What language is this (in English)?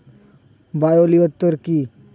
Bangla